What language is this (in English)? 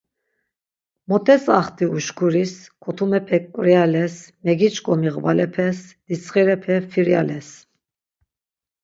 Laz